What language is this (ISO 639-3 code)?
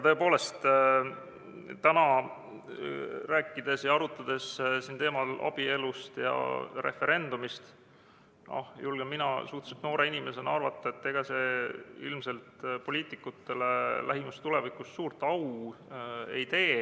est